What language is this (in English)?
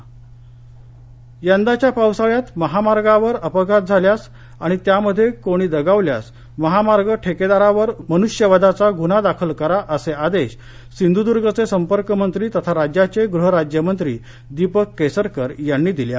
Marathi